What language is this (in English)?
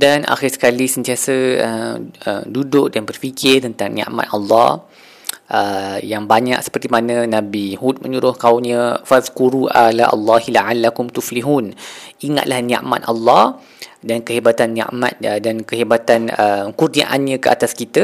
Malay